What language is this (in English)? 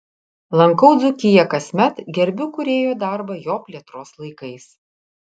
Lithuanian